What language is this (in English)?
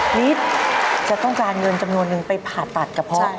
Thai